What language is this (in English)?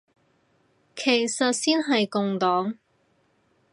Cantonese